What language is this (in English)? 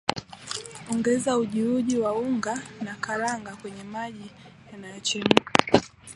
Swahili